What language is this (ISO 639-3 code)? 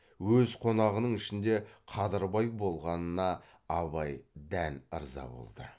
kaz